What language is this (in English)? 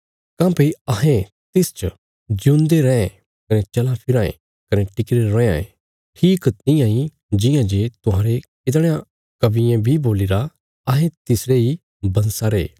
Bilaspuri